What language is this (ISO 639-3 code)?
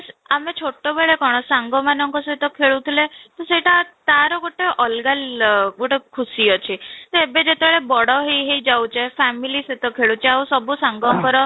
ori